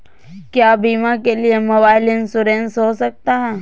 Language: Magahi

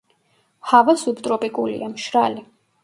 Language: Georgian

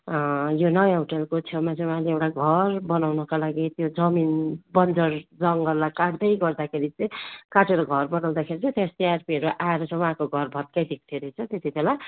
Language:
Nepali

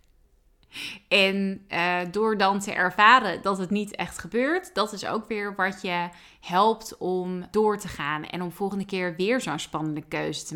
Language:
Dutch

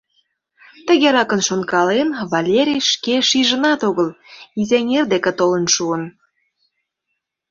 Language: Mari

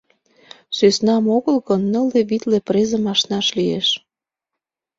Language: Mari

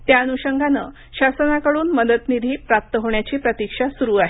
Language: Marathi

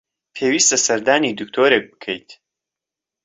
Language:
Central Kurdish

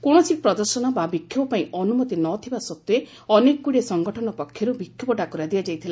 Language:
Odia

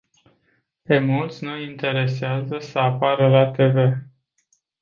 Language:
Romanian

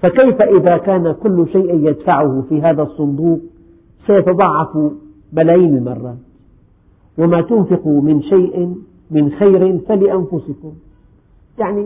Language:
Arabic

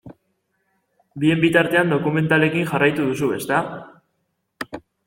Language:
Basque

